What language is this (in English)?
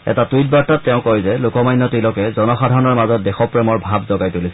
Assamese